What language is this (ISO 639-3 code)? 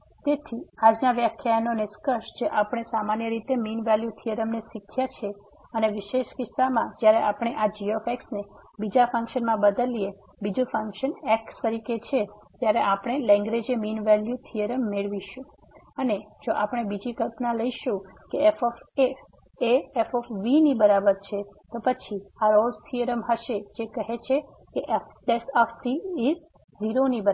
guj